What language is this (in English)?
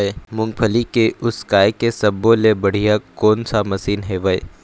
Chhattisgarhi